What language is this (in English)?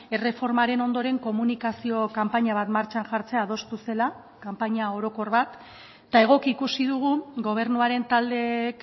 Basque